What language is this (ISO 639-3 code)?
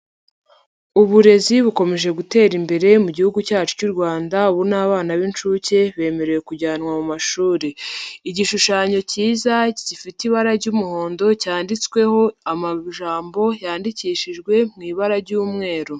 kin